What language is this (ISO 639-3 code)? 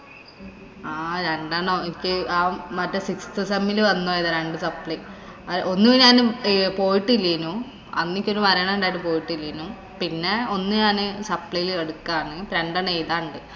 mal